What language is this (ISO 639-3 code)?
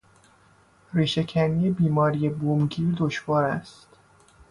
fas